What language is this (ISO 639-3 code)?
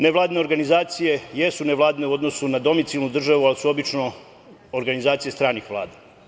srp